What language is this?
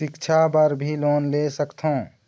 Chhattisgarhi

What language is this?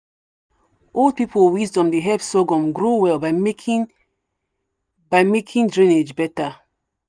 Nigerian Pidgin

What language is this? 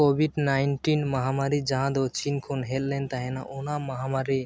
Santali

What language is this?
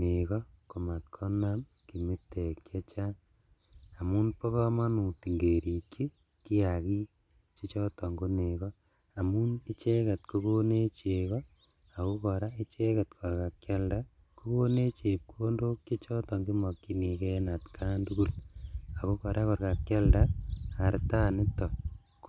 Kalenjin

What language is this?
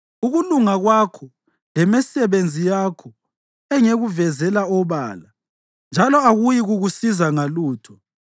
North Ndebele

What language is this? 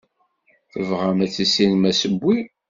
Kabyle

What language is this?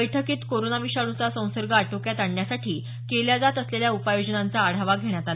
Marathi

